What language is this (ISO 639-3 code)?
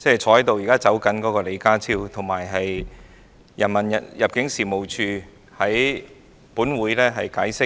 yue